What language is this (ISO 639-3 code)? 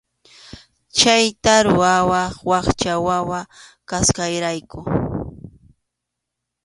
qxu